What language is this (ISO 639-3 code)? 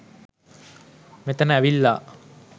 sin